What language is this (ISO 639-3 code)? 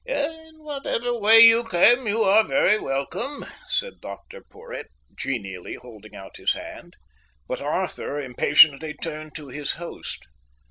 eng